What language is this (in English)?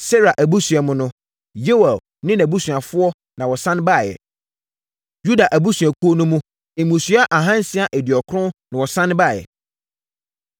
Akan